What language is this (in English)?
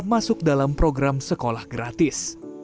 Indonesian